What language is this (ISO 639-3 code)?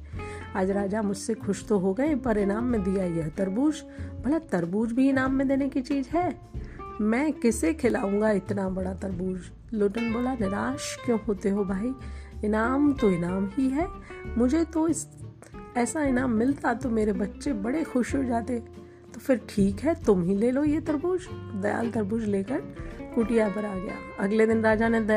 hin